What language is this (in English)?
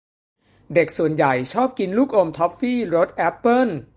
Thai